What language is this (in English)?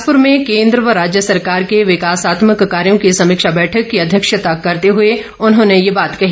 Hindi